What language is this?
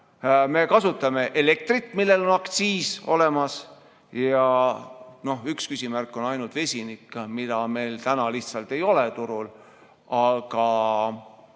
Estonian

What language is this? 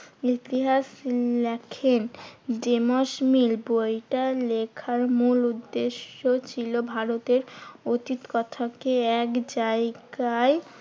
Bangla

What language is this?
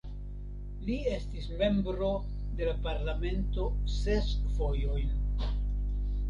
Esperanto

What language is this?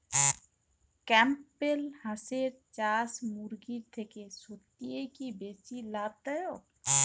Bangla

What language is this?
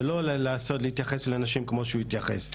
Hebrew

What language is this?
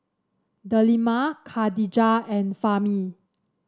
English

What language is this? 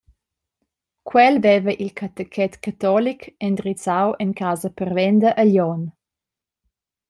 Romansh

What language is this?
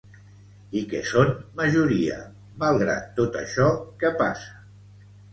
Catalan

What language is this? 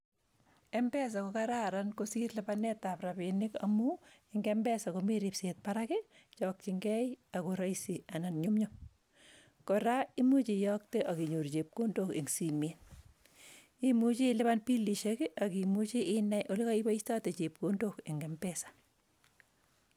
Kalenjin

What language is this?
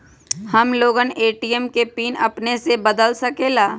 Magahi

